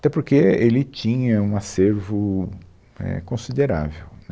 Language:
Portuguese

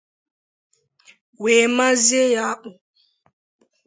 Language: Igbo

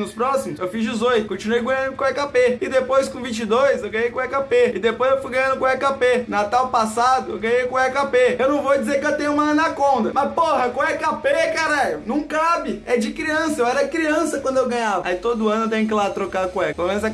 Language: Portuguese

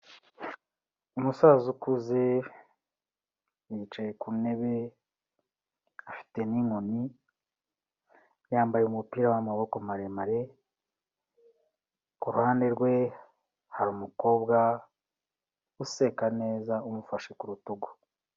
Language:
Kinyarwanda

